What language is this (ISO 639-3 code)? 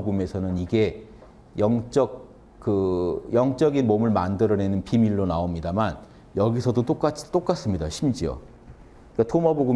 kor